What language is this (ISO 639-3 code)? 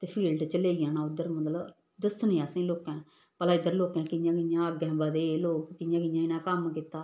doi